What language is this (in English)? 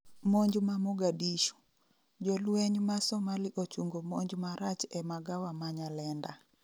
Luo (Kenya and Tanzania)